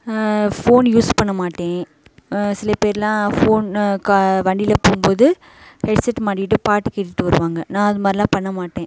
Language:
Tamil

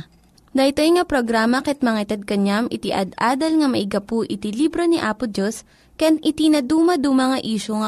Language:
Filipino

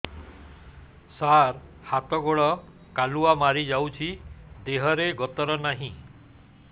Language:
Odia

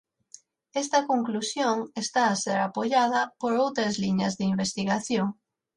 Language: Galician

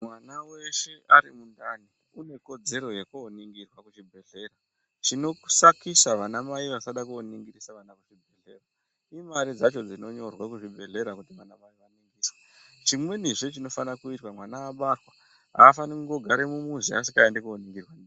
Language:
Ndau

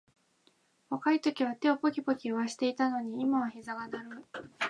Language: Japanese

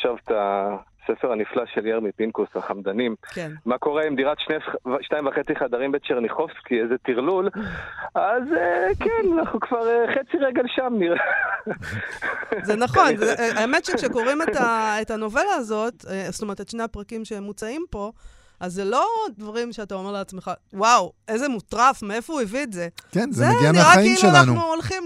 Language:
Hebrew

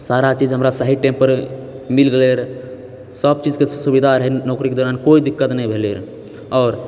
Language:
Maithili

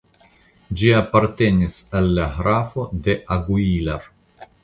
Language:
Esperanto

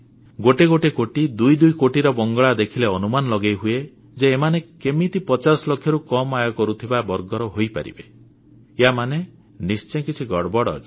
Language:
Odia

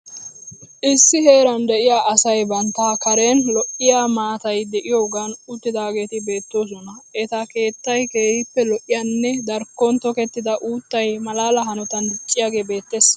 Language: Wolaytta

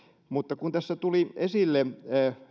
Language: Finnish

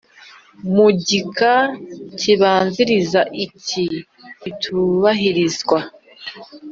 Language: Kinyarwanda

